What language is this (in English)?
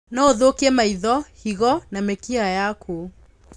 Kikuyu